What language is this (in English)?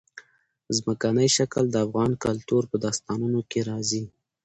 Pashto